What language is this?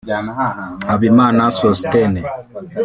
Kinyarwanda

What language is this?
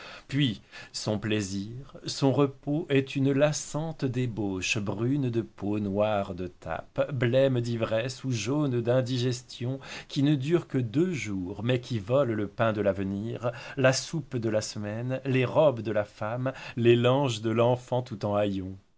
French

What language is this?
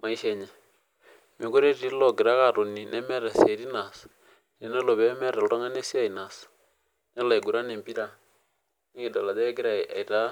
Masai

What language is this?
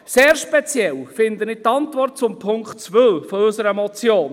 Swiss German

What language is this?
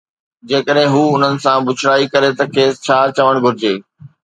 Sindhi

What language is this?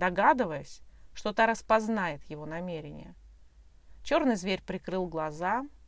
Russian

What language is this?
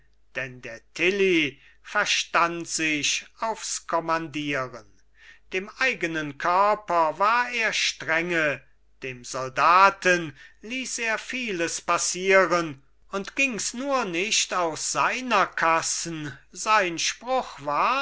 German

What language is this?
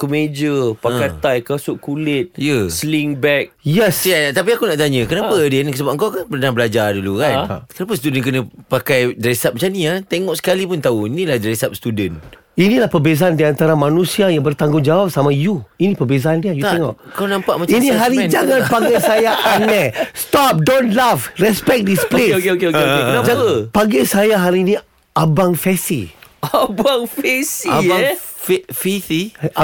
Malay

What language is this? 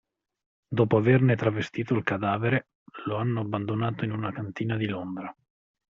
Italian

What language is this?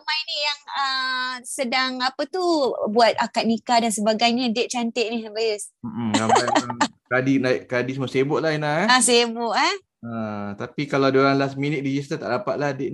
Malay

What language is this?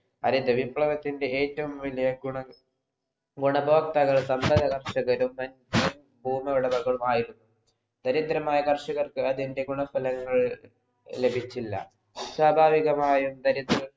Malayalam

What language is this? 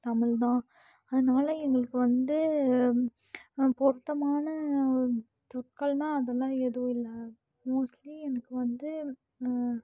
Tamil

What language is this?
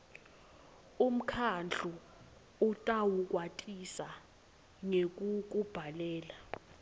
Swati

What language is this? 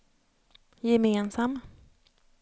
Swedish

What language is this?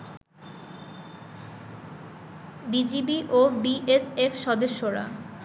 Bangla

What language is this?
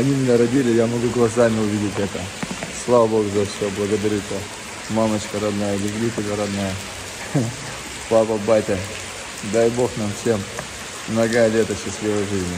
Russian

